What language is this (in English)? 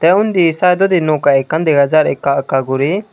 Chakma